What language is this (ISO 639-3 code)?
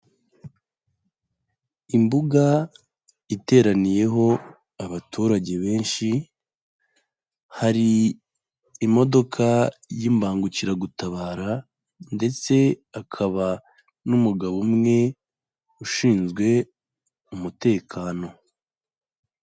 kin